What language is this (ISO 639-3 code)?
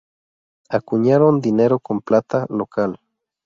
spa